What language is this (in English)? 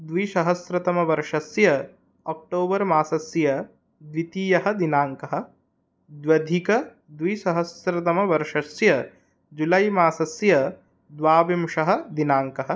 Sanskrit